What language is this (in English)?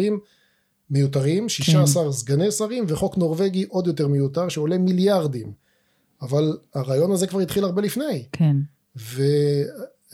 Hebrew